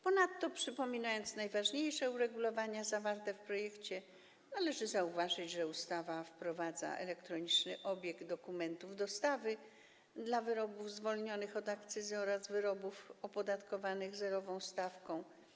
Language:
Polish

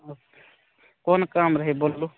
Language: Maithili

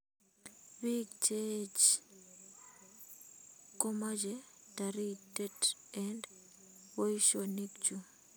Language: Kalenjin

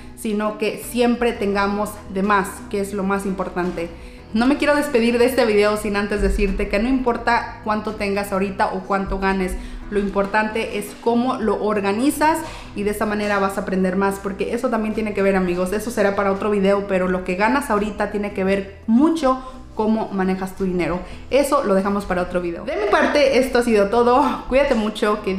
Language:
Spanish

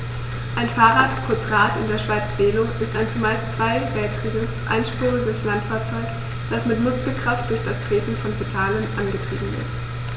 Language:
German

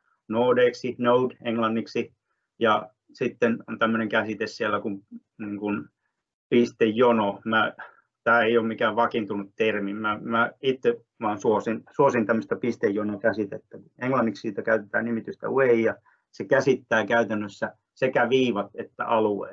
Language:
Finnish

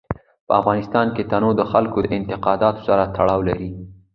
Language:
Pashto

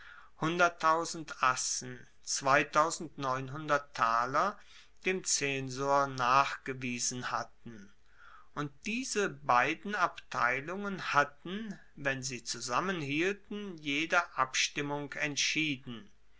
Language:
German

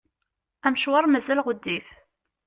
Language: Kabyle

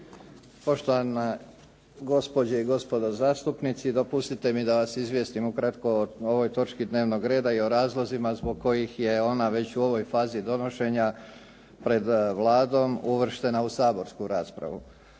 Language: Croatian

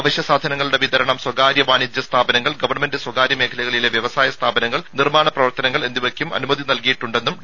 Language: Malayalam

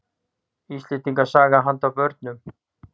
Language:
Icelandic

